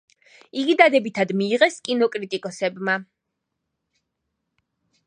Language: Georgian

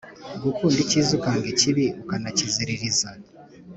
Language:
Kinyarwanda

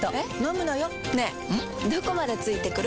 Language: Japanese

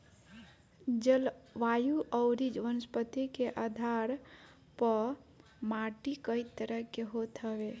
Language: Bhojpuri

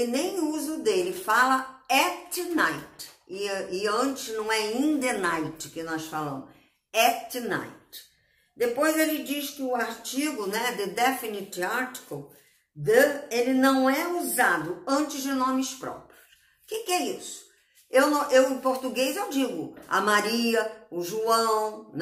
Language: Portuguese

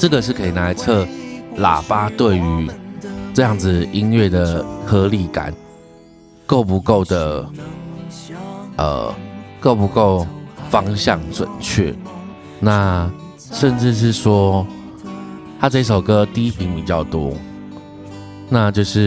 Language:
Chinese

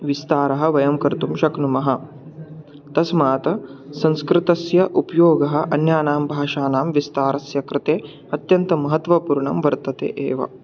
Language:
Sanskrit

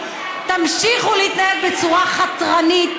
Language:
Hebrew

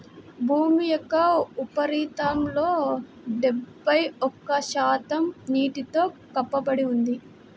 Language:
Telugu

